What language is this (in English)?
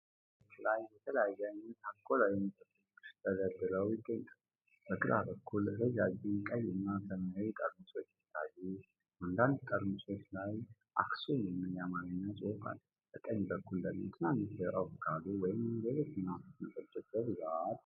Amharic